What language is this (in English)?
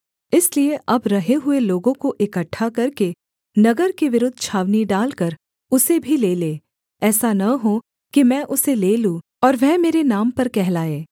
Hindi